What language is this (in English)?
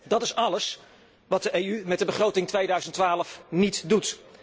Dutch